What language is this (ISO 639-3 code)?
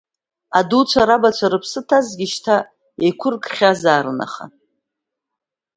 abk